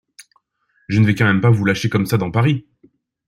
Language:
French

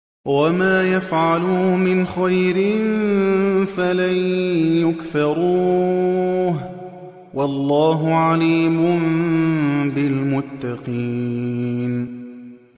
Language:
Arabic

